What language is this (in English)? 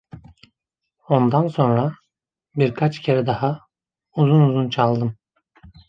Turkish